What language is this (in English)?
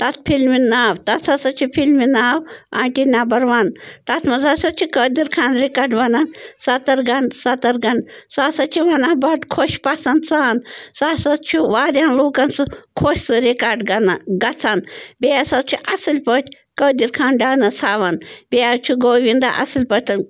Kashmiri